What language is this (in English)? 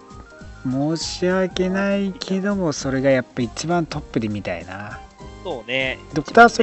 Japanese